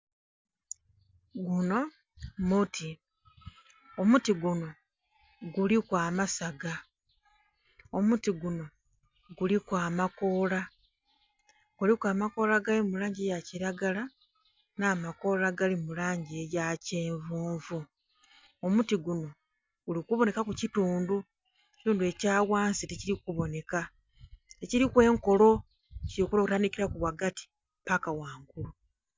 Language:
Soga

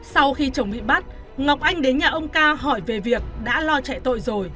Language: Vietnamese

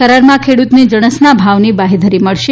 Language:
Gujarati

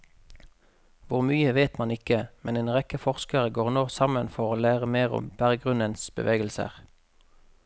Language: Norwegian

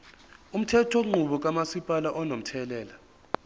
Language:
Zulu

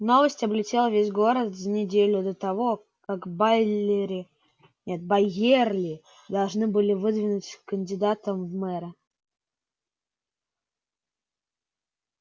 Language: Russian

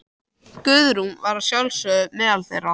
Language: Icelandic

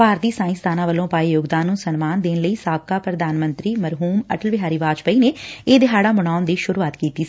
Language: Punjabi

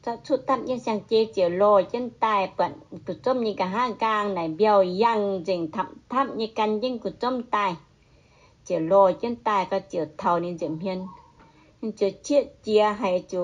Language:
Thai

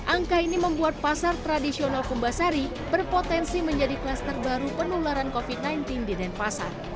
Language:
Indonesian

